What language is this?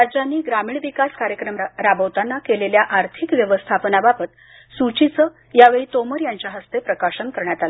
Marathi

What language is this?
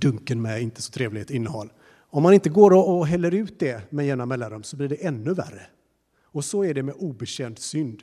Swedish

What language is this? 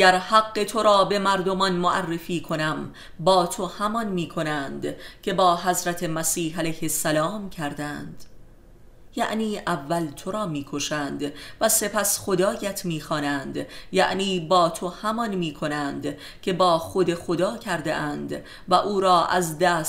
Persian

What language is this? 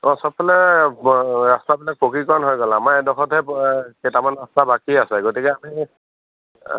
Assamese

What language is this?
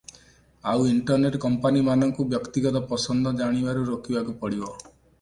Odia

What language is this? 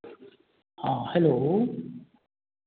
Maithili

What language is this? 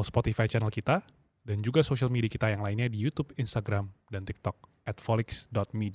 Indonesian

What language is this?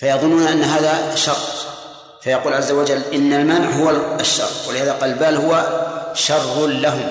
Arabic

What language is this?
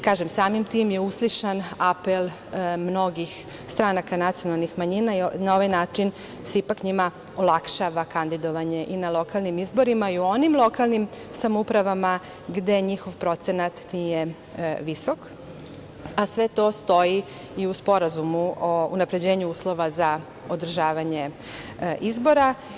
Serbian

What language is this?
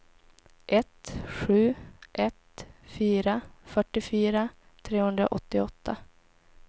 Swedish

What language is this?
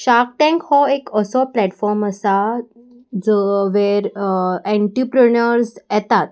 Konkani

